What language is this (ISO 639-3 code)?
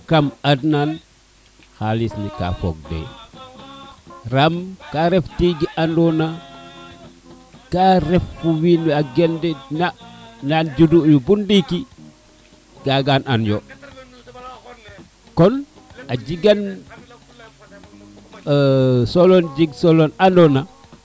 srr